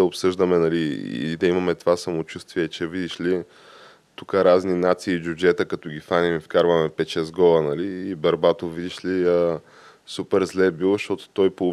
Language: Bulgarian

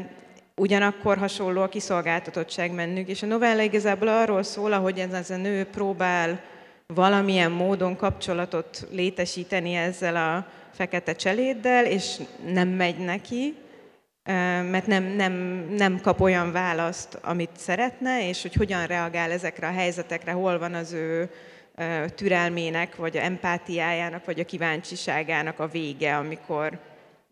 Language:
Hungarian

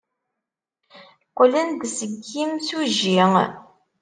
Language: Kabyle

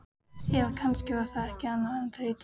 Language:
Icelandic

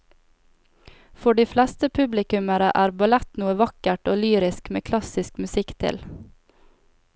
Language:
Norwegian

